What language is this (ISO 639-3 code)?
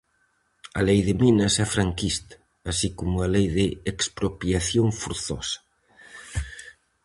glg